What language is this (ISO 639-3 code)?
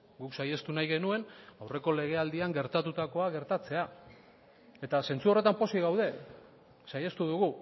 eus